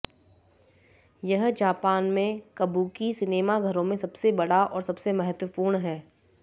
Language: Hindi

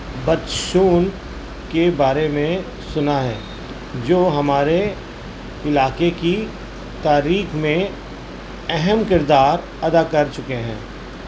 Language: Urdu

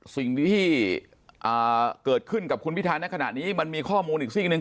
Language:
Thai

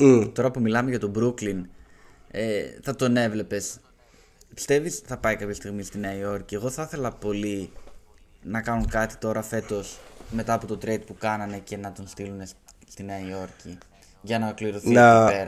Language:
Greek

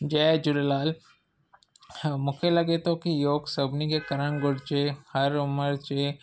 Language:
Sindhi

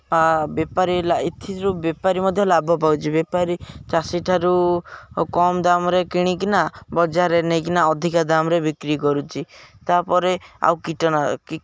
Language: Odia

